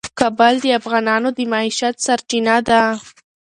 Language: Pashto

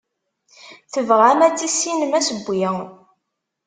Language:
Kabyle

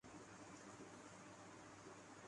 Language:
Urdu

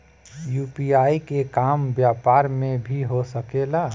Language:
Bhojpuri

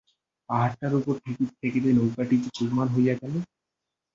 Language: Bangla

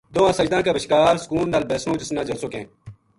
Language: Gujari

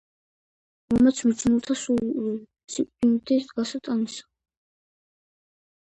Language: Georgian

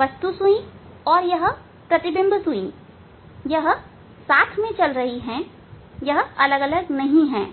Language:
Hindi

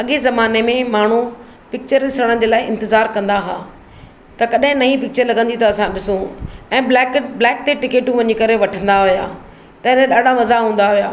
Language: Sindhi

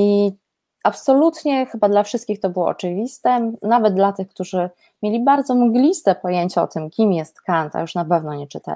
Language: Polish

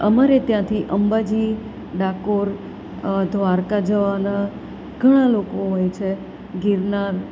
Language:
Gujarati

